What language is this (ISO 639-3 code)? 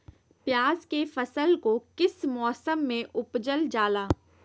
mag